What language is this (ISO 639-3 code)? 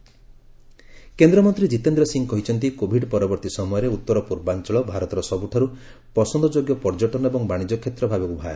ori